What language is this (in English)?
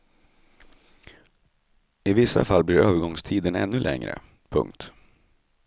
Swedish